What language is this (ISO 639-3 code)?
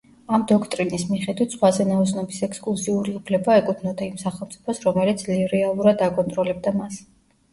kat